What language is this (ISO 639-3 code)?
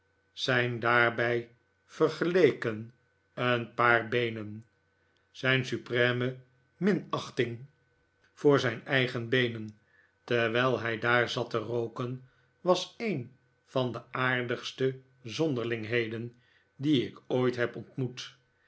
nld